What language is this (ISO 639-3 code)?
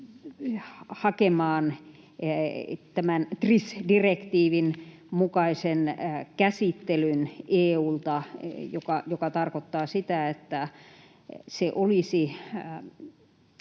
fin